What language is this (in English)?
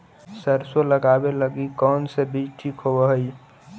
Magahi